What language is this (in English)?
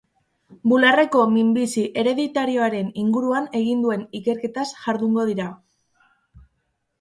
Basque